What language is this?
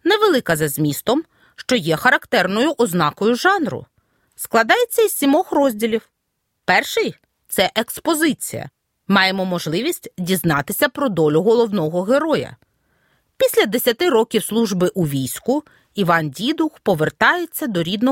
Ukrainian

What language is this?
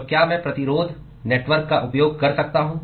Hindi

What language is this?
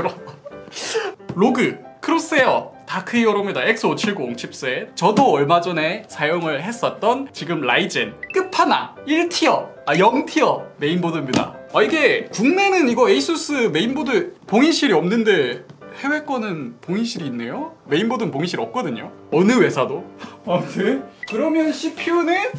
Korean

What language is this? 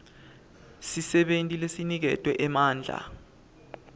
Swati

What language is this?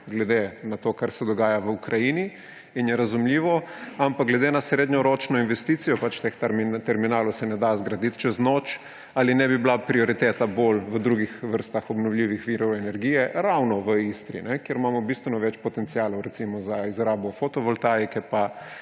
Slovenian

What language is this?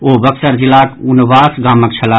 Maithili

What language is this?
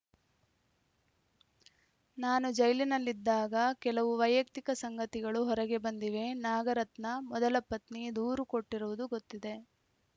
Kannada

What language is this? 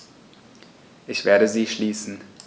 German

